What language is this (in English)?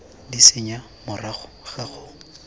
Tswana